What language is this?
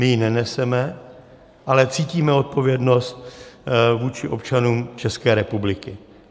Czech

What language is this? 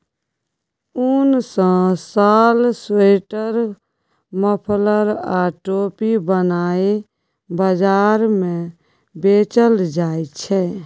Maithili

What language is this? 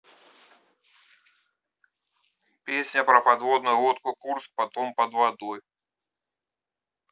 Russian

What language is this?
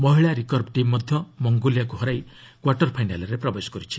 Odia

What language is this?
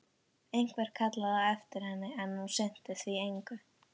Icelandic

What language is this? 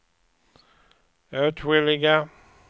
Swedish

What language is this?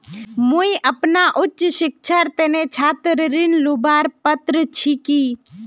Magahi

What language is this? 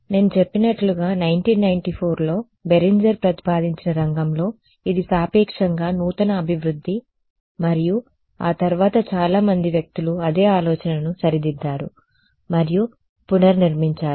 Telugu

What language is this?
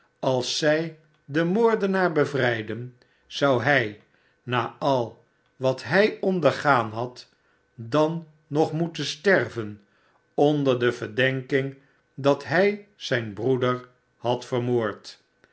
Dutch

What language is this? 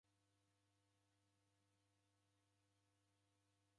Taita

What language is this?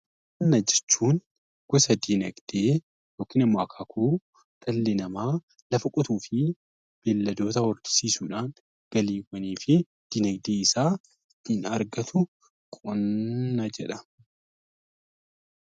Oromo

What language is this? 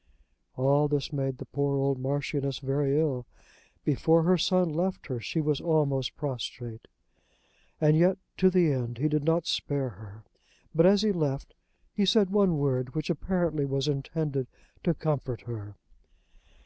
English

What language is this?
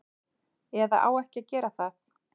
Icelandic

